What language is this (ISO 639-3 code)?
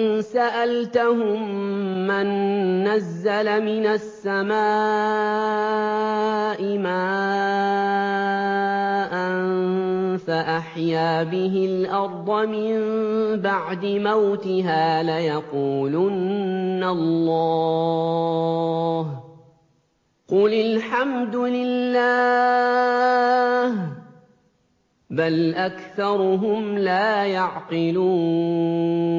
ara